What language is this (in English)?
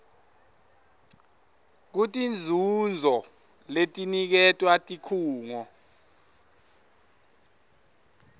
Swati